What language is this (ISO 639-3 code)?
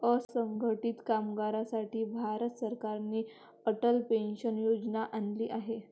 mar